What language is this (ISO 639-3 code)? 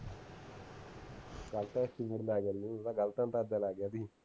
pan